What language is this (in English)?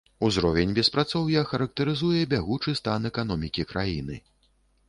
Belarusian